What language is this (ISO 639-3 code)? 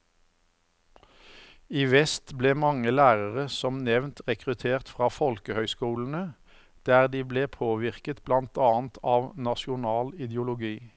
nor